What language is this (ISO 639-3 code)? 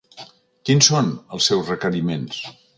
cat